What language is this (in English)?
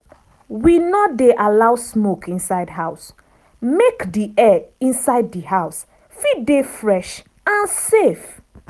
Nigerian Pidgin